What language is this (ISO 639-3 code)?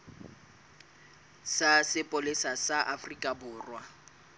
sot